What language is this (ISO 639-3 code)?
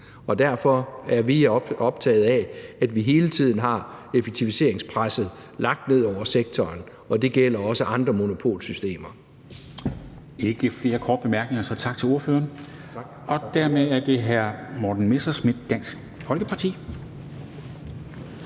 dan